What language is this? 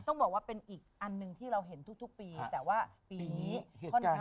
Thai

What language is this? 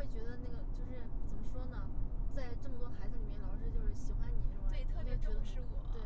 Chinese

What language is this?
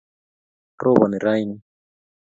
Kalenjin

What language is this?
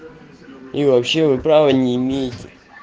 Russian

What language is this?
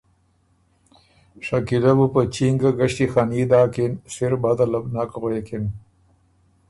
Ormuri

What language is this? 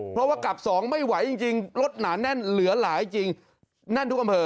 Thai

